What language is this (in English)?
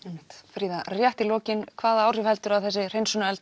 Icelandic